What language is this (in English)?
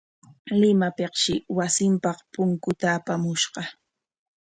Corongo Ancash Quechua